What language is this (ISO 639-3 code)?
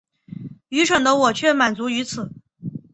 zho